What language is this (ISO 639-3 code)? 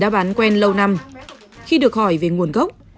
vie